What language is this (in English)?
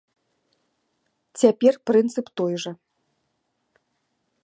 Belarusian